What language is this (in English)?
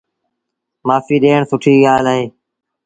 Sindhi Bhil